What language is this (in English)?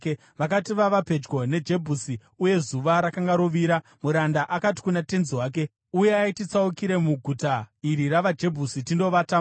Shona